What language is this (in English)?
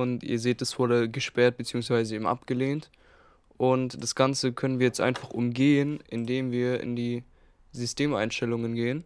German